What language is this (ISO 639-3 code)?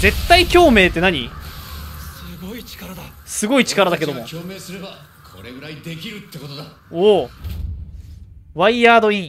jpn